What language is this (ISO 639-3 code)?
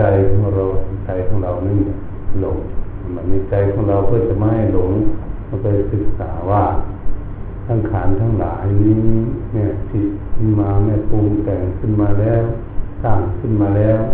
tha